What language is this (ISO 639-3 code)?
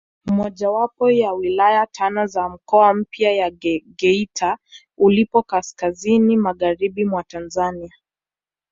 swa